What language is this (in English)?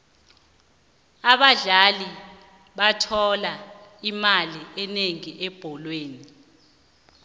South Ndebele